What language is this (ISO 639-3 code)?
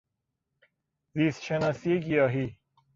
fas